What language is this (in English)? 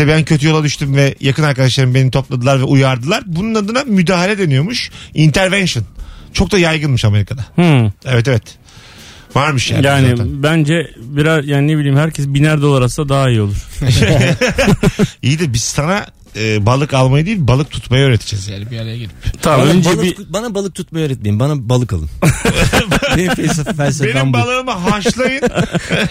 Turkish